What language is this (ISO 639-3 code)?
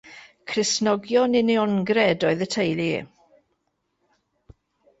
cym